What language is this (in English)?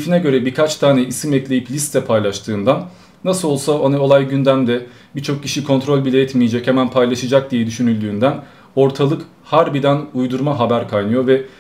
Turkish